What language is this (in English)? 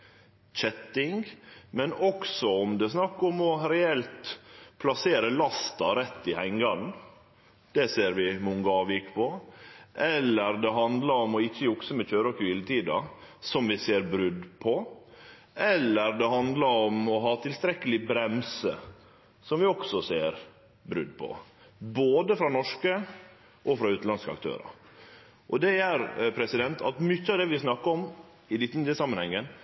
Norwegian Nynorsk